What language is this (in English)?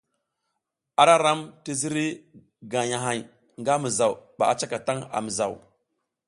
South Giziga